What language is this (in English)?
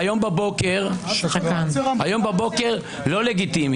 Hebrew